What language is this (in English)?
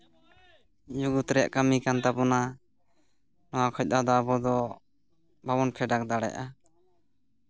Santali